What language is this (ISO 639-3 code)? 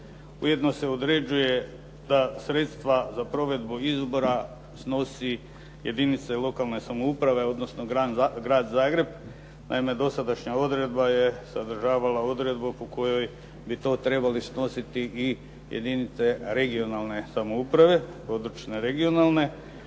hrv